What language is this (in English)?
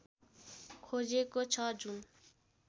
Nepali